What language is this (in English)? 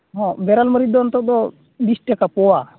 Santali